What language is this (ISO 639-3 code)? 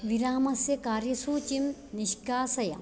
san